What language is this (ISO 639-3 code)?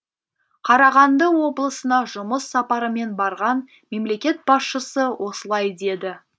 kaz